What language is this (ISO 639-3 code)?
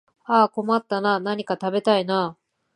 jpn